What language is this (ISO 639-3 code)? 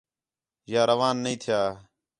xhe